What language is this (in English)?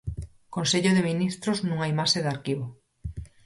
Galician